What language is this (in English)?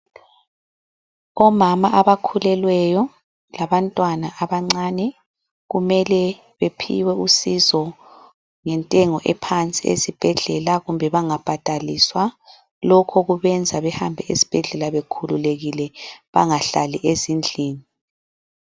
North Ndebele